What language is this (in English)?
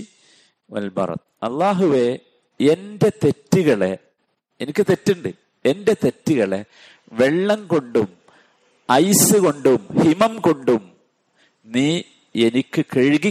Malayalam